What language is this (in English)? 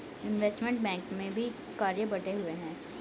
Hindi